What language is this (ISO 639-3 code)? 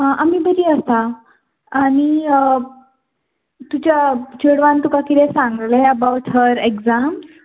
kok